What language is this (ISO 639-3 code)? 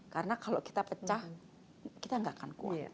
ind